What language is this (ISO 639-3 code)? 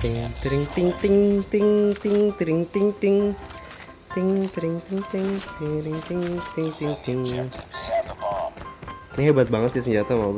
ind